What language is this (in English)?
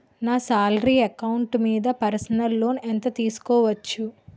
Telugu